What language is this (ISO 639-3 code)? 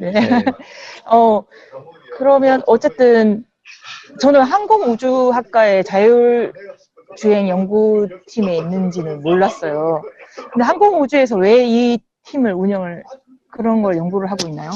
kor